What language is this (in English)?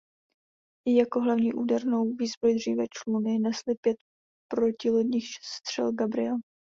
Czech